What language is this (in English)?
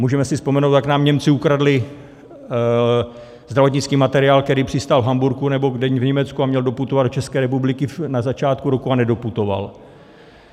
Czech